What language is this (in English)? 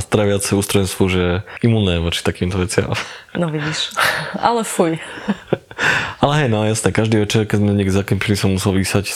Slovak